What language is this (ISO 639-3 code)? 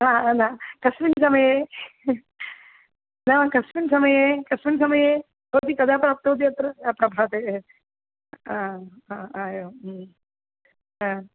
san